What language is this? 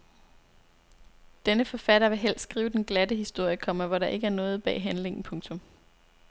Danish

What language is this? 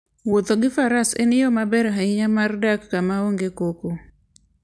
Luo (Kenya and Tanzania)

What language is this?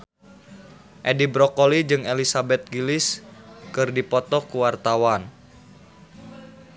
Sundanese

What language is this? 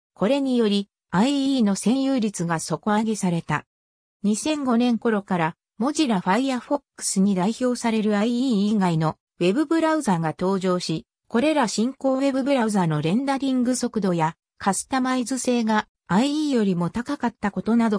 Japanese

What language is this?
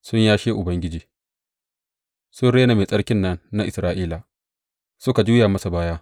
Hausa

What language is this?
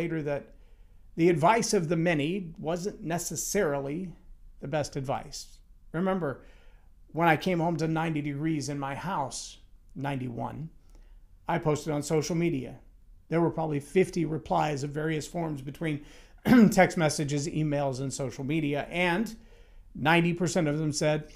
English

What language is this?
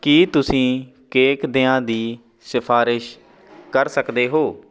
Punjabi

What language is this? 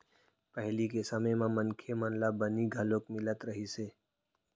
Chhattisgarhi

